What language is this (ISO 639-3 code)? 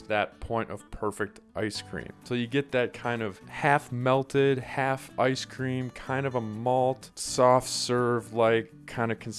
eng